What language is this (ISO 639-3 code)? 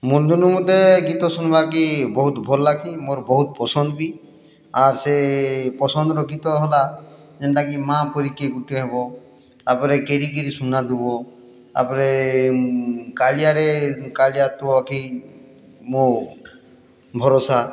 ori